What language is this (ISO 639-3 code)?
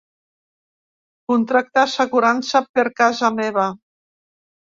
cat